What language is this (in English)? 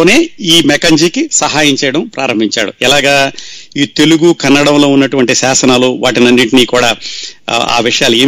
Telugu